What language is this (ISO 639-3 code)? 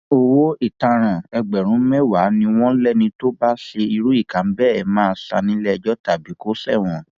yor